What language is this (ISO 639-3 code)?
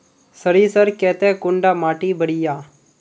mag